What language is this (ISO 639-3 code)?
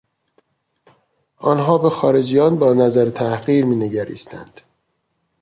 fas